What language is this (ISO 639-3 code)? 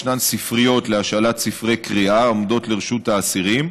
heb